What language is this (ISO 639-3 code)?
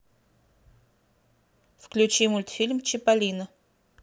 rus